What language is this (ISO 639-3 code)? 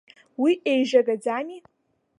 abk